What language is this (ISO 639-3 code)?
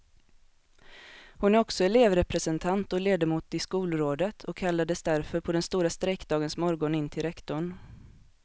swe